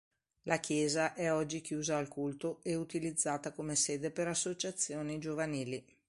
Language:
Italian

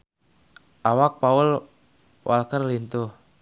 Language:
Sundanese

